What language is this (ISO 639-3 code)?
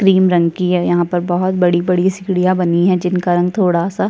hin